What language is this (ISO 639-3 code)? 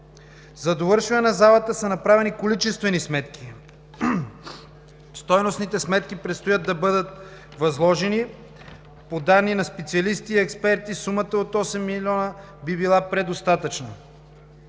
bul